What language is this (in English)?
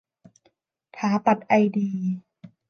Thai